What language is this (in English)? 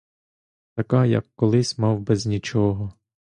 Ukrainian